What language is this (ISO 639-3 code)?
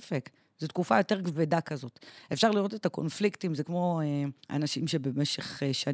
heb